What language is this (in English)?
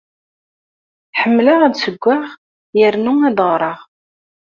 Kabyle